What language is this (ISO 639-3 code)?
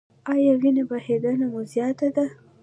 pus